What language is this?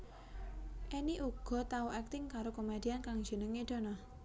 Javanese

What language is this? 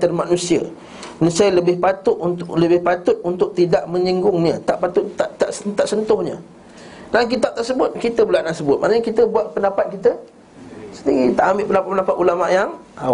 Malay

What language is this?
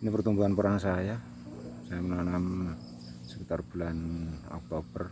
Indonesian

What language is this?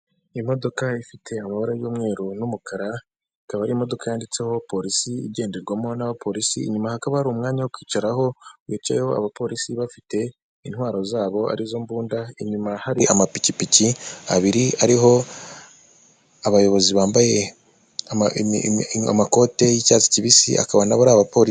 Kinyarwanda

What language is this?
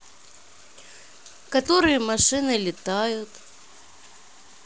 Russian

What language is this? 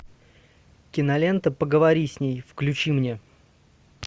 Russian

